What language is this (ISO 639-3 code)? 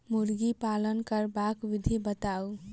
mai